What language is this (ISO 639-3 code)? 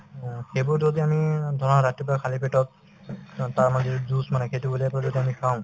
asm